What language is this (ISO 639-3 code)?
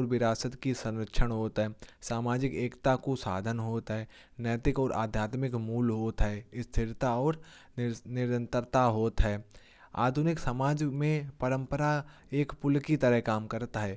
bjj